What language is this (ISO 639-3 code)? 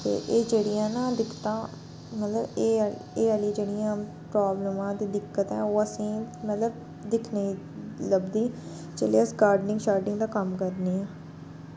doi